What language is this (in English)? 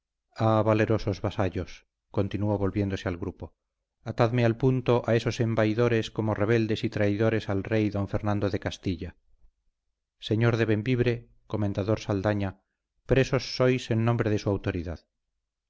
Spanish